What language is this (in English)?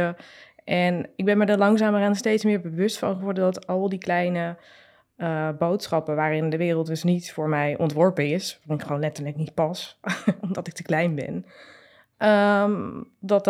Dutch